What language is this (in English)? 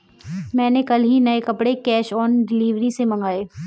Hindi